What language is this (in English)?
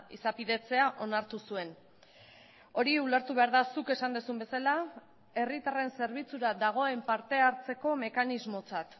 Basque